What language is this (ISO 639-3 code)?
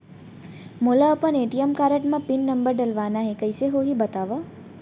hne